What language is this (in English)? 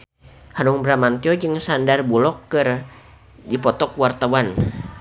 Sundanese